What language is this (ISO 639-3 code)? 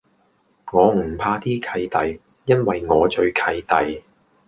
yue